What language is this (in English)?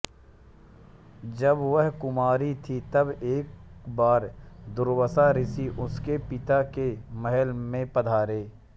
Hindi